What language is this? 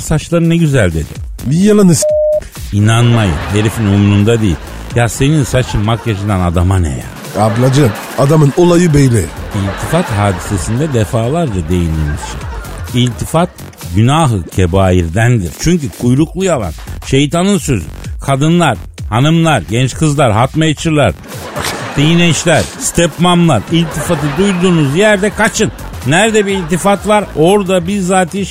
Turkish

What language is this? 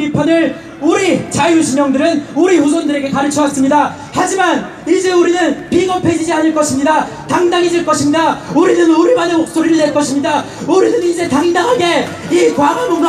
Korean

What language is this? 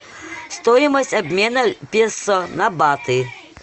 Russian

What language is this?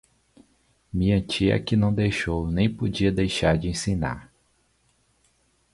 Portuguese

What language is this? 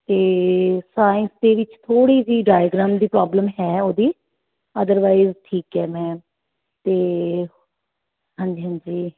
Punjabi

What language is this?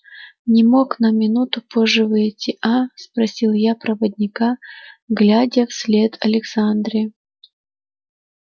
Russian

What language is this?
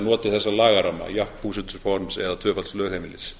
Icelandic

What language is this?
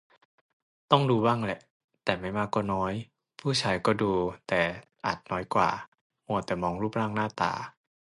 Thai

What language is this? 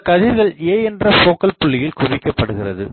Tamil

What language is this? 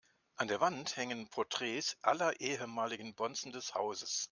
German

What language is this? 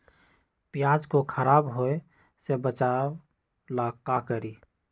Magahi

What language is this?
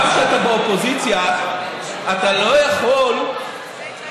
Hebrew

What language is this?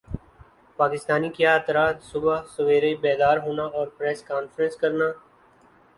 Urdu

